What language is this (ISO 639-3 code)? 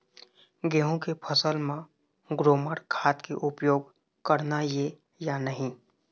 hne